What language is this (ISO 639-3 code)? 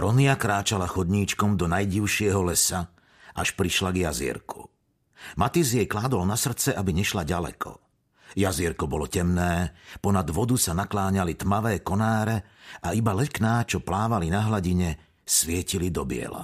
slk